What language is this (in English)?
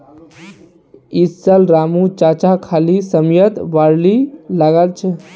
Magahi